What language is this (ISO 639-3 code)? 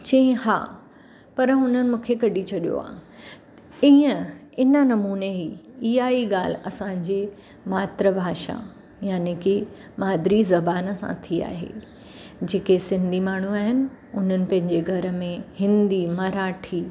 snd